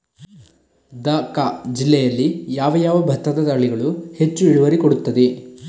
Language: Kannada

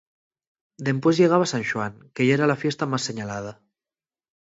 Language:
Asturian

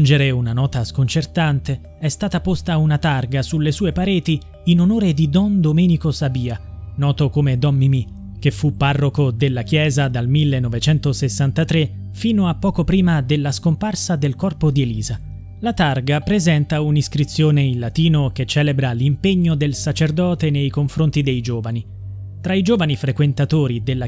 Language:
Italian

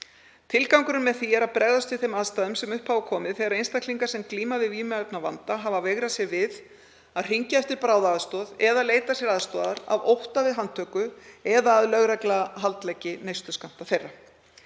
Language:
Icelandic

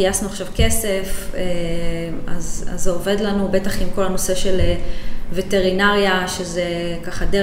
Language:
Hebrew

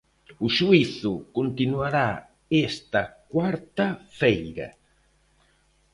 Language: Galician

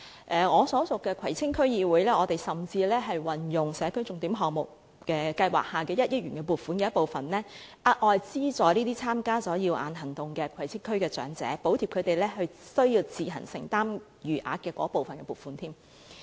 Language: Cantonese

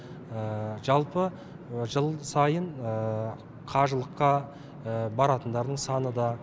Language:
Kazakh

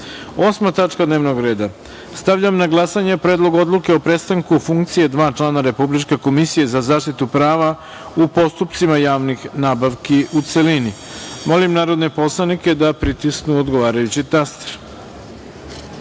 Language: Serbian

